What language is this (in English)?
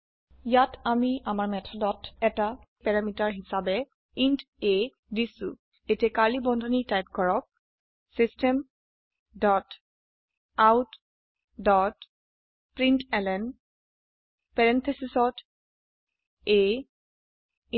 Assamese